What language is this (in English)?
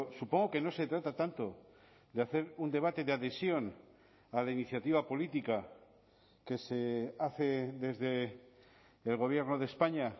Spanish